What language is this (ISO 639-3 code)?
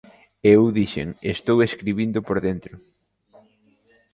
glg